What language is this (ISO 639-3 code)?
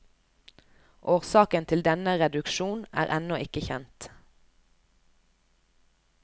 nor